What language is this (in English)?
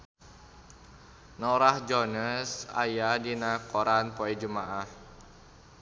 Sundanese